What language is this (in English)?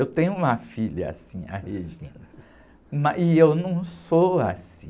Portuguese